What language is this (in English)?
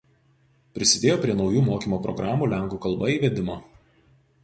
Lithuanian